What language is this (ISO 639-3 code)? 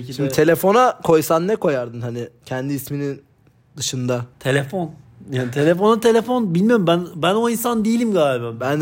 tur